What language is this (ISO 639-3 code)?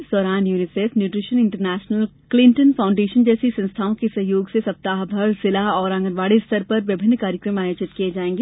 hin